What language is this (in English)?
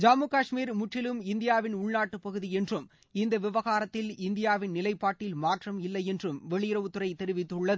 Tamil